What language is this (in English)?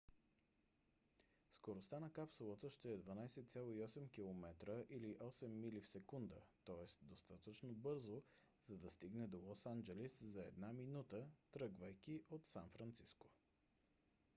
Bulgarian